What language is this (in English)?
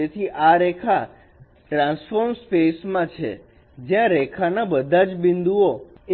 Gujarati